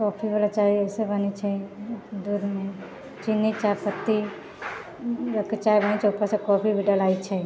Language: Maithili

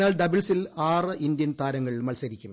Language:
Malayalam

